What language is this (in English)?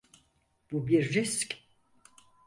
Turkish